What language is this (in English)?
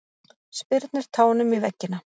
Icelandic